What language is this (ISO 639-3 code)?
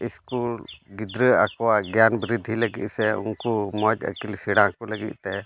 sat